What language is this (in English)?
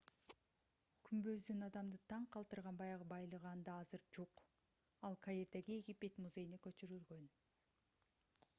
Kyrgyz